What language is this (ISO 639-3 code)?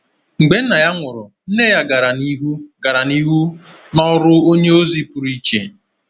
ibo